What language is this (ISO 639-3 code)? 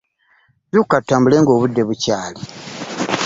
lug